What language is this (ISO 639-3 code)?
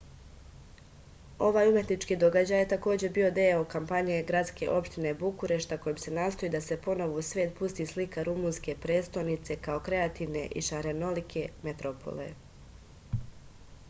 srp